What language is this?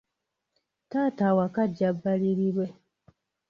Ganda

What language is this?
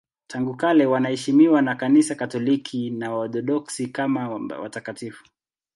Swahili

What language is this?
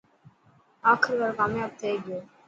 Dhatki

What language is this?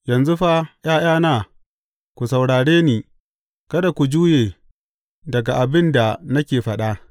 Hausa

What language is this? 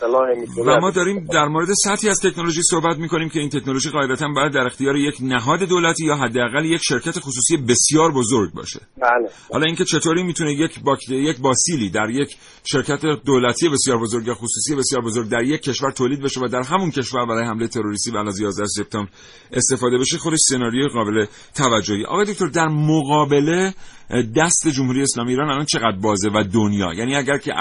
Persian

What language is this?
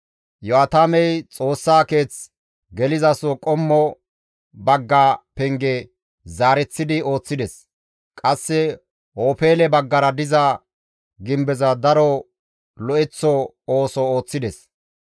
Gamo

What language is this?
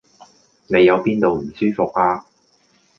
Cantonese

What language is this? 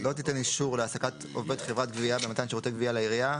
Hebrew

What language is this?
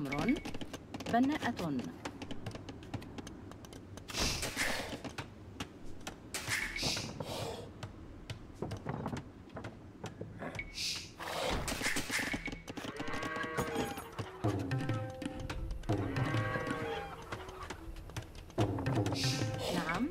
Arabic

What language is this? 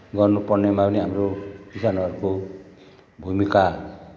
Nepali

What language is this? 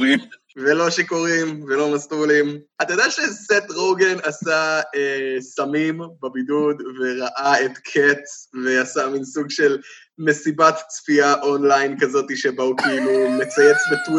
Hebrew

